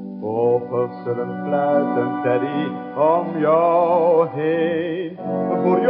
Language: Dutch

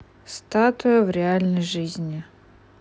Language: Russian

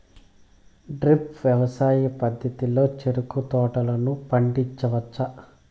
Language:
Telugu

